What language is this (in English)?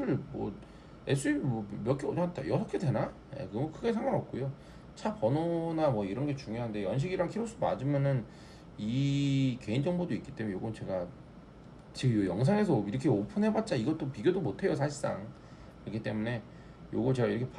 Korean